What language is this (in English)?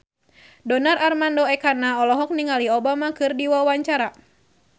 Sundanese